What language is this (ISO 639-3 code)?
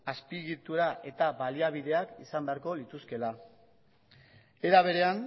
eus